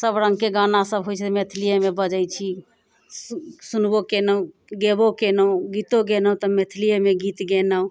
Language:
Maithili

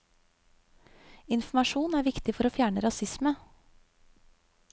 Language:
Norwegian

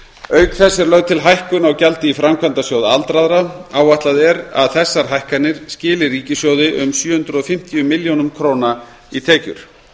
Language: Icelandic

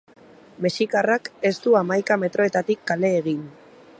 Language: Basque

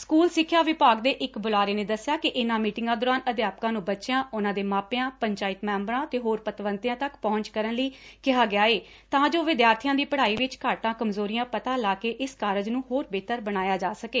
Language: Punjabi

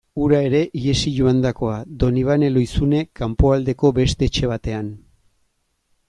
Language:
Basque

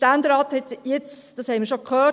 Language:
Swiss German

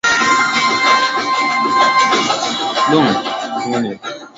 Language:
Swahili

